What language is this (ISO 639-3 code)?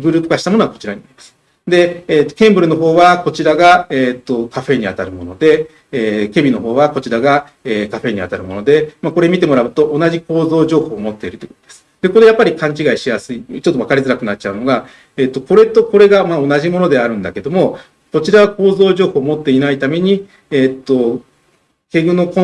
jpn